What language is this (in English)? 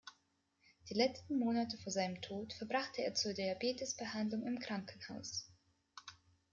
German